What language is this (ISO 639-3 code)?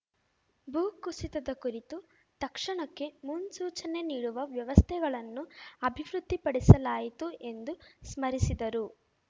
kan